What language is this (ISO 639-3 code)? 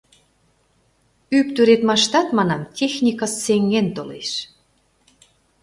chm